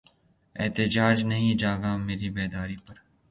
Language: Urdu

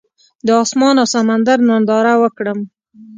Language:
Pashto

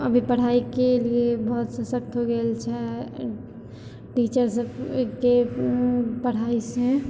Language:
Maithili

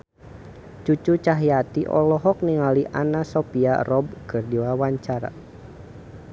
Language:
Sundanese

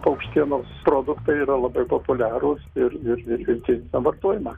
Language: Lithuanian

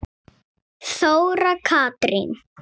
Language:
Icelandic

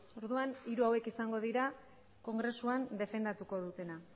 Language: Basque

